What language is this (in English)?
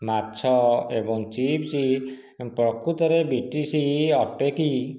Odia